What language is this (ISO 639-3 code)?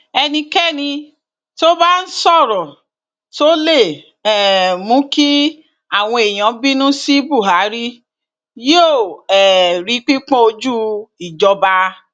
yor